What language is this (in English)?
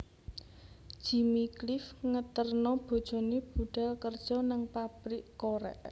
Javanese